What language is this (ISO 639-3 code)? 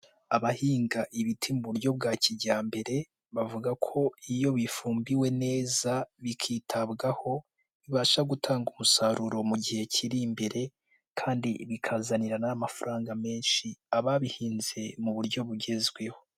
kin